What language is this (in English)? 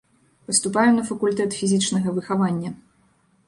Belarusian